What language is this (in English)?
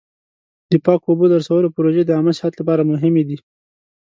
Pashto